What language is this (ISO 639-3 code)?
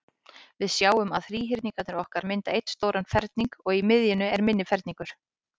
isl